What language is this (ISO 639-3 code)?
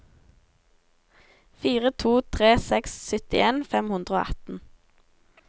nor